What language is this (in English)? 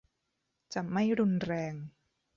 Thai